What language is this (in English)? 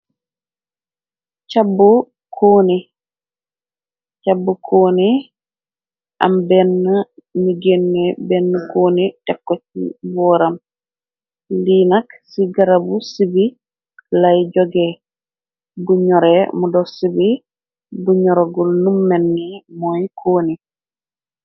Wolof